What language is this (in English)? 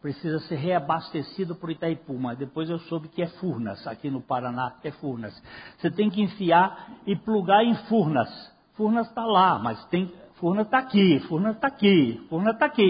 Portuguese